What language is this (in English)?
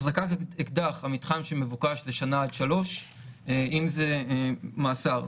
Hebrew